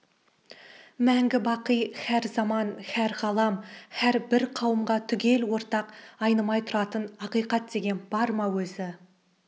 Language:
Kazakh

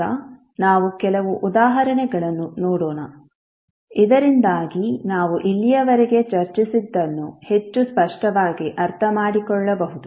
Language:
Kannada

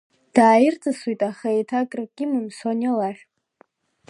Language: Abkhazian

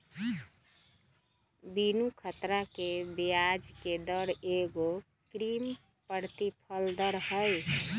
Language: Magahi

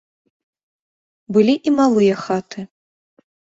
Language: Belarusian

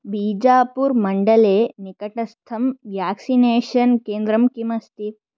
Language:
Sanskrit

